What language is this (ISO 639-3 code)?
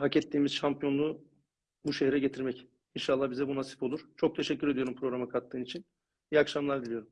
tur